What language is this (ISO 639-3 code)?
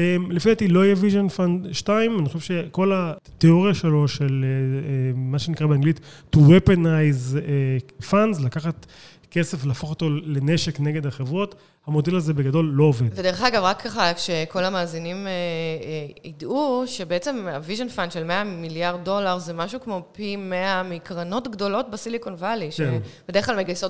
heb